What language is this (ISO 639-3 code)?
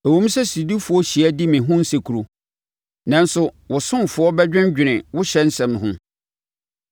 aka